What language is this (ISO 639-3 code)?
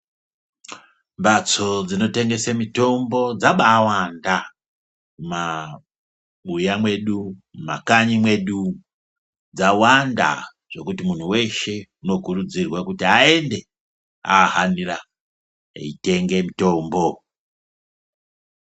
ndc